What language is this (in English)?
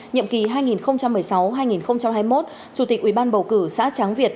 Vietnamese